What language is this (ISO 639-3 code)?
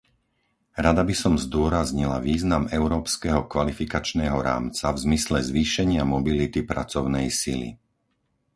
slk